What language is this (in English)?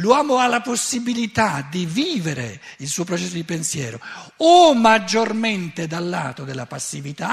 Italian